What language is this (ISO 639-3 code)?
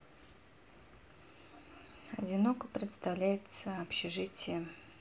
rus